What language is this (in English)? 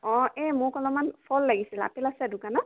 Assamese